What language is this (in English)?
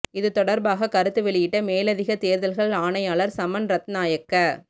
Tamil